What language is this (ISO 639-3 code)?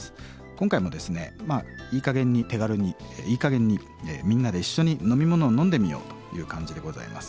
jpn